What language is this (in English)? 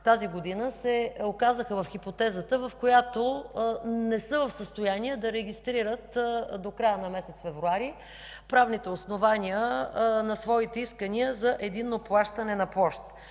Bulgarian